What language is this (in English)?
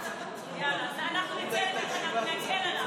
Hebrew